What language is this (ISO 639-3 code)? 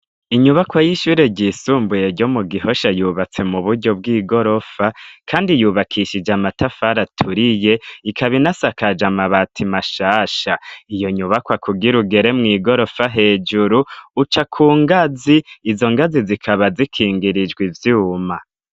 run